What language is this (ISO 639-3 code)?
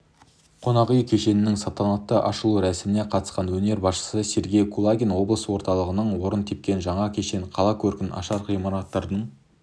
kaz